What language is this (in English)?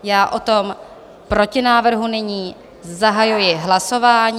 Czech